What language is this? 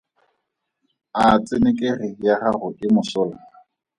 Tswana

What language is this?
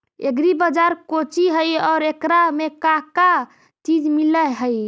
Magahi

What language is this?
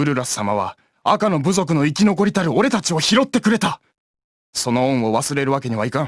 Japanese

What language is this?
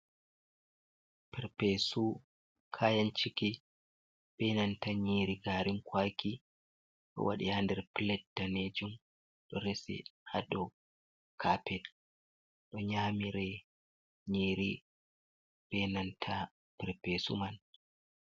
Fula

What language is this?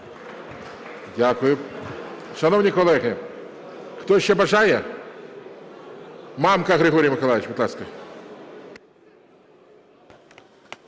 Ukrainian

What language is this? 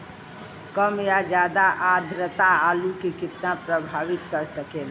Bhojpuri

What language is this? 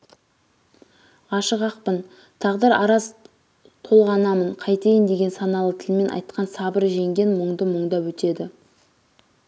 Kazakh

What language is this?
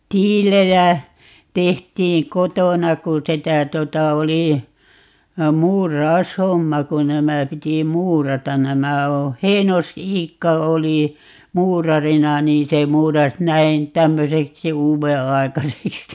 Finnish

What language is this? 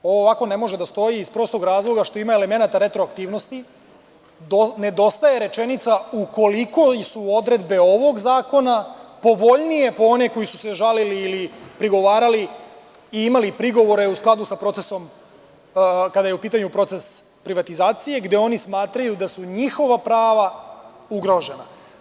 Serbian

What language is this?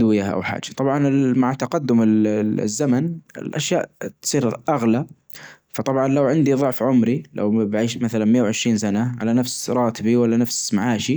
Najdi Arabic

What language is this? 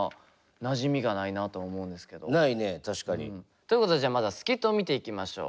Japanese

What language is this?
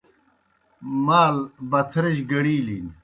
Kohistani Shina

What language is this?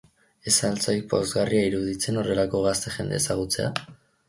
Basque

